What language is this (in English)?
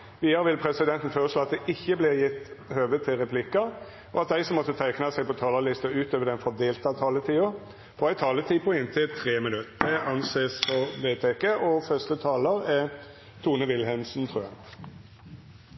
Norwegian Nynorsk